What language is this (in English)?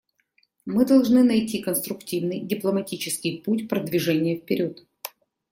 Russian